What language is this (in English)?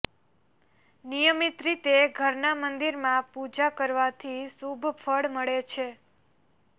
Gujarati